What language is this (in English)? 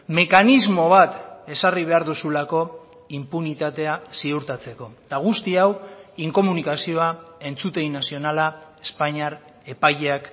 Basque